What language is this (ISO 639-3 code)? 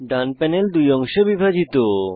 ben